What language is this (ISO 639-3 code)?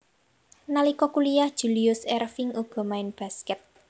jav